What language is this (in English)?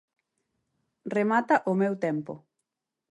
Galician